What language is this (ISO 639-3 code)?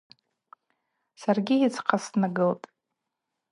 abq